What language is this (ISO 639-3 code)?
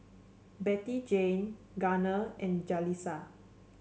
eng